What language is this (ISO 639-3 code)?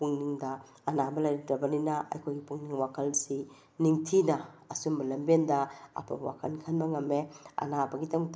mni